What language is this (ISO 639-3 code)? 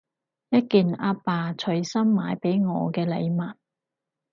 yue